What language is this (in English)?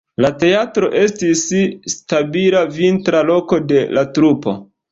Esperanto